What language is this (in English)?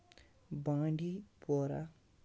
Kashmiri